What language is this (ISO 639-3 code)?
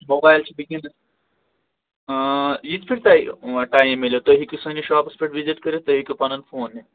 kas